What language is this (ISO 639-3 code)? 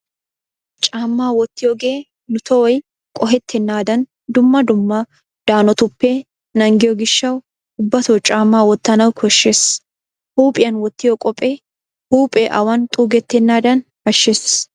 wal